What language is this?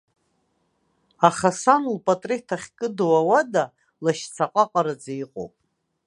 Abkhazian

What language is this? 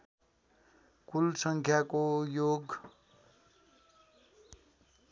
Nepali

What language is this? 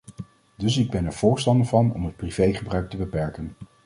Dutch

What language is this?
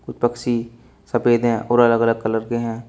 Hindi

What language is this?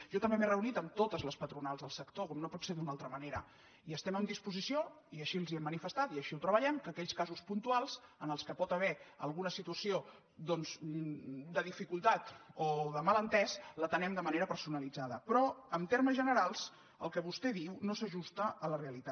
Catalan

